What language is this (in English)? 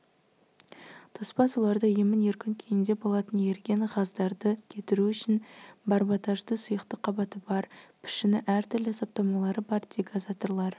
Kazakh